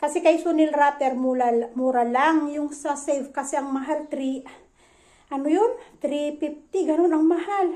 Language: Filipino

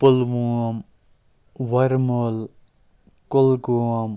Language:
Kashmiri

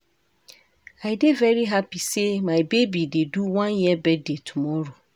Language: Nigerian Pidgin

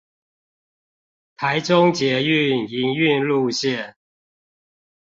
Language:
Chinese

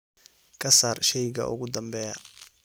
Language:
Somali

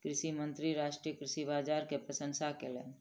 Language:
Maithili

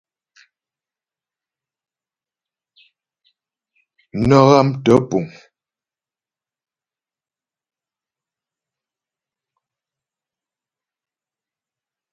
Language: Ghomala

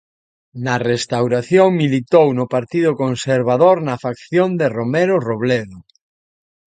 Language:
Galician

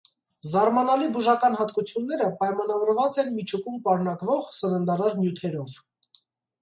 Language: Armenian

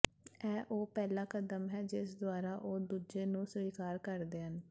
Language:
Punjabi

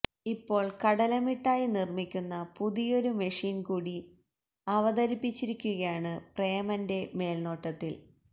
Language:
Malayalam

